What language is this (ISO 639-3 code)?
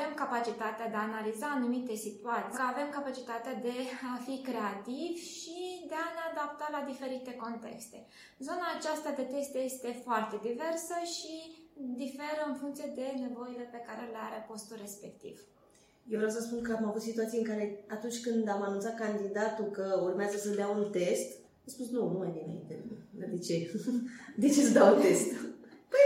ron